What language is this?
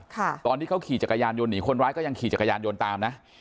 Thai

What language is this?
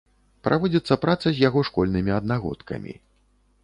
Belarusian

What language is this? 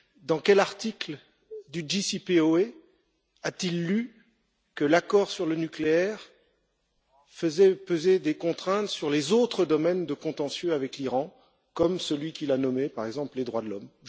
French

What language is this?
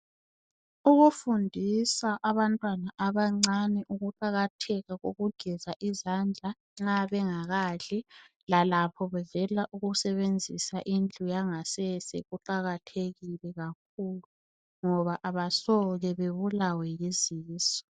North Ndebele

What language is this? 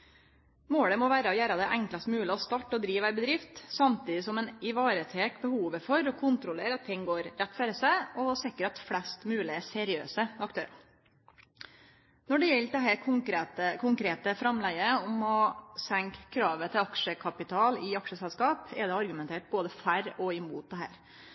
Norwegian Nynorsk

